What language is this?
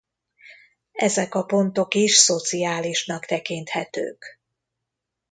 Hungarian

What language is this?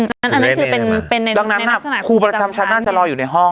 Thai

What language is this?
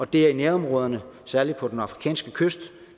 Danish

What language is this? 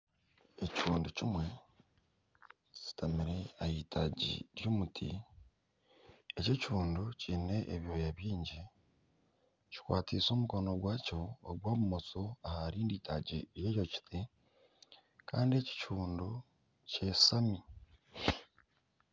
Nyankole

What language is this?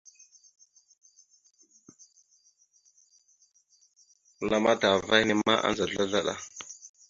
Mada (Cameroon)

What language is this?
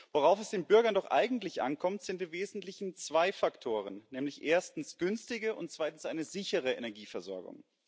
German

